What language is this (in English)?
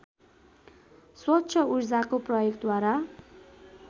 Nepali